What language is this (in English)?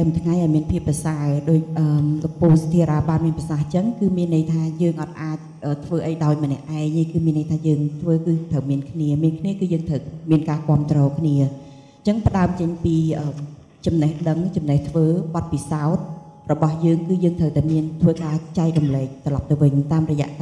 Thai